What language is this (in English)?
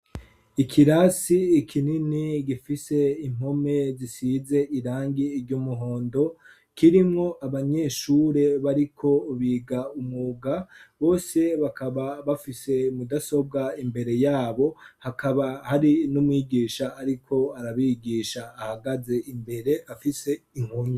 Rundi